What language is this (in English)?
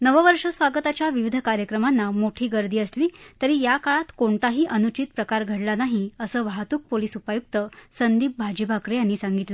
Marathi